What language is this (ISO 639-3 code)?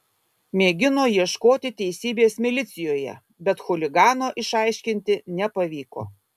lit